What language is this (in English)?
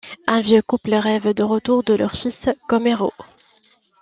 French